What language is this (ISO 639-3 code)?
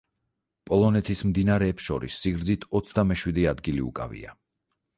kat